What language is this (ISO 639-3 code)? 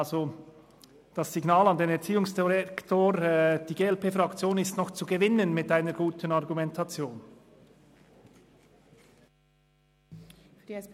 gsw